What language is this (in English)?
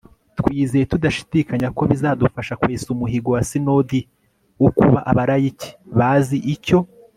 Kinyarwanda